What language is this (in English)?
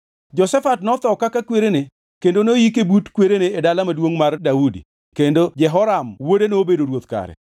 Luo (Kenya and Tanzania)